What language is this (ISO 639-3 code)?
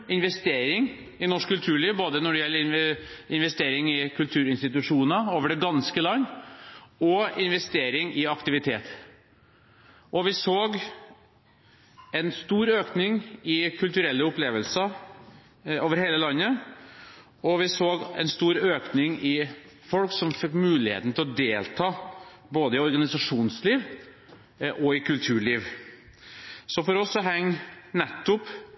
nob